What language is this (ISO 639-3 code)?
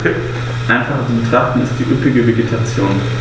deu